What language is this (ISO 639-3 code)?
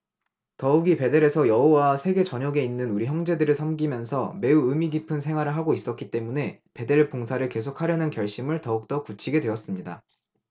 kor